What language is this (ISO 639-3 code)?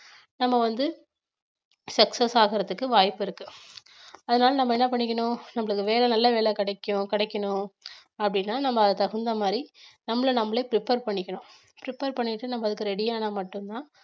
tam